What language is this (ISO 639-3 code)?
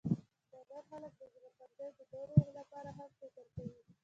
pus